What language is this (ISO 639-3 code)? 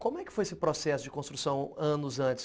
por